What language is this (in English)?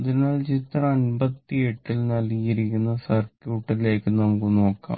Malayalam